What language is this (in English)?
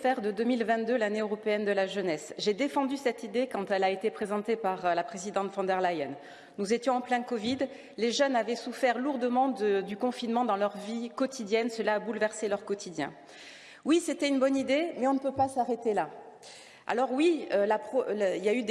French